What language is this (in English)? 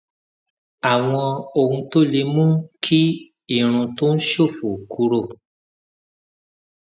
Yoruba